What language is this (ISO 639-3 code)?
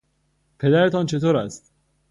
fas